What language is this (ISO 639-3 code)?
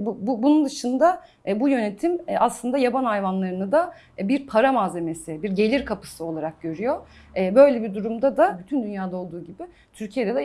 tur